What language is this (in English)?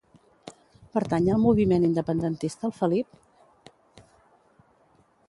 Catalan